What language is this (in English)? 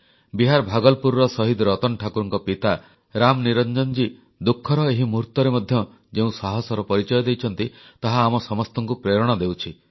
Odia